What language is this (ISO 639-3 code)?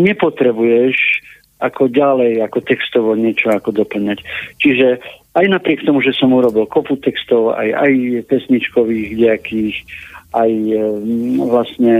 slk